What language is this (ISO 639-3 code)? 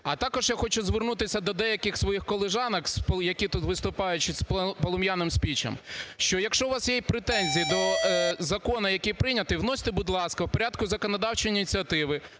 ukr